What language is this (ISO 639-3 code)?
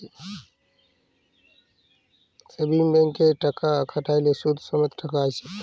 ben